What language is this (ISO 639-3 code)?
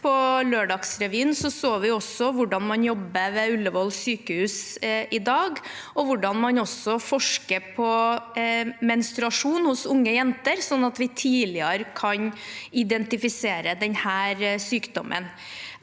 nor